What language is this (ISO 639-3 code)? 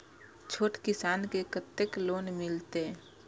mai